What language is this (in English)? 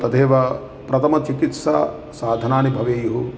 Sanskrit